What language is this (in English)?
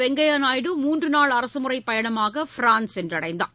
Tamil